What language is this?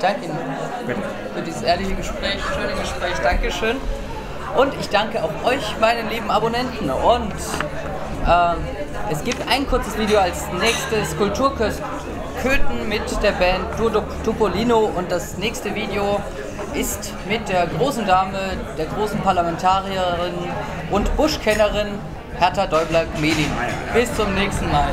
German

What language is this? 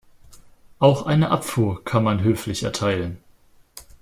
German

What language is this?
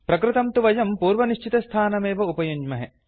Sanskrit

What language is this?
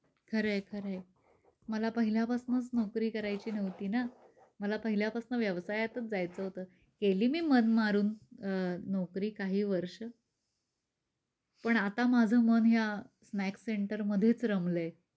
Marathi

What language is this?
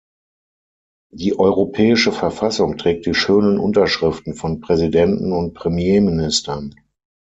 German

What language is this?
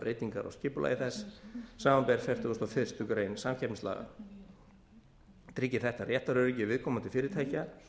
Icelandic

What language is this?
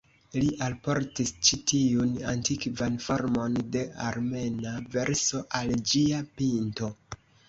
Esperanto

